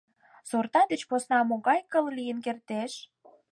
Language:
Mari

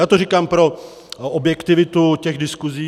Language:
Czech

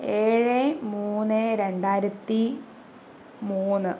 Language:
Malayalam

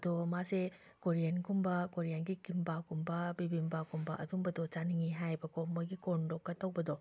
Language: Manipuri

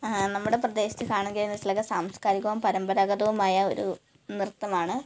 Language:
Malayalam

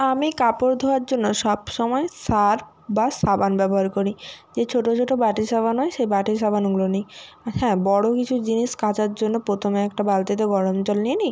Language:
Bangla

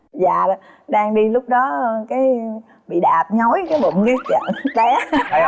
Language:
Vietnamese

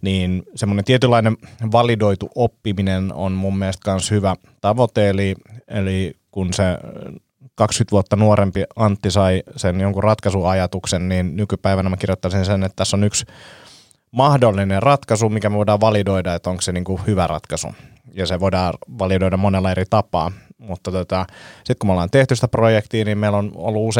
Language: Finnish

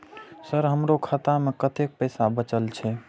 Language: Maithili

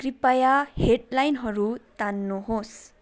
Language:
Nepali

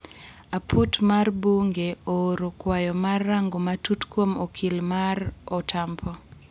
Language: Luo (Kenya and Tanzania)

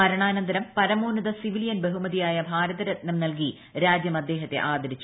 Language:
Malayalam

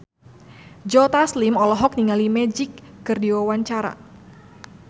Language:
Sundanese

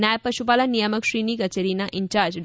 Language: Gujarati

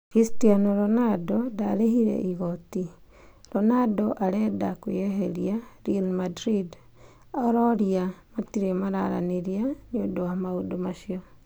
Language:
Kikuyu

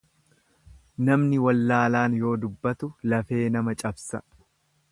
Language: Oromo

